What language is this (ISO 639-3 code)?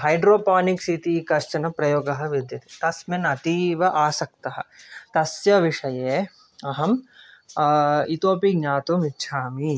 san